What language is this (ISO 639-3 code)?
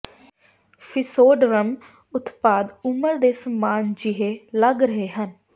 pan